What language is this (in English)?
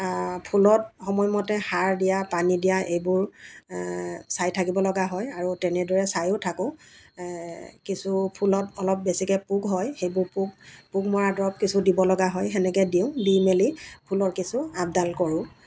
Assamese